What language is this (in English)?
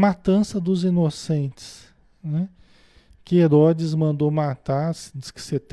Portuguese